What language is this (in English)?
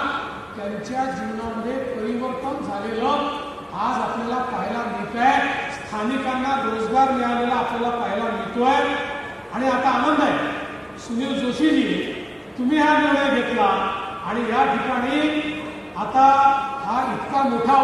Marathi